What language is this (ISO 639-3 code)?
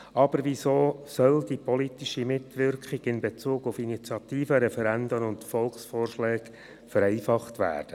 gsw